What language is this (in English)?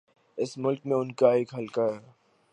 Urdu